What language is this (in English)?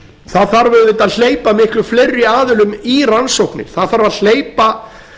Icelandic